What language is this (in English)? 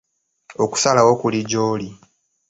Ganda